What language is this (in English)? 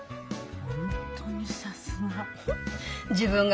Japanese